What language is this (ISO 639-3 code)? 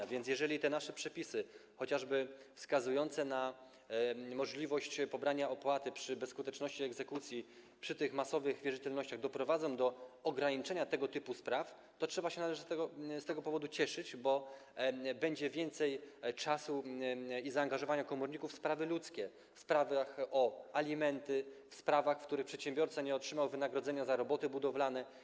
pol